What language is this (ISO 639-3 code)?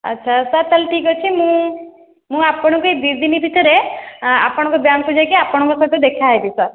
ori